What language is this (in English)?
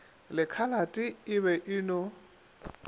Northern Sotho